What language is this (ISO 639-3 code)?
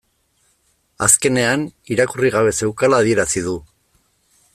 eus